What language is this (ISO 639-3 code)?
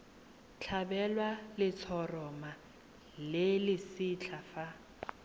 tsn